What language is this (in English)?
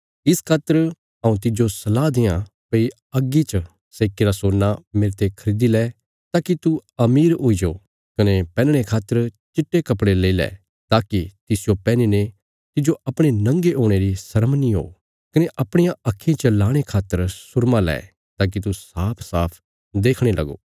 Bilaspuri